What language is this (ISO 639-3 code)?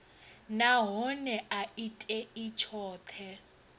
ven